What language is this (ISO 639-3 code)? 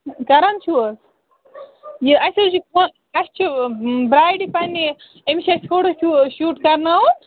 kas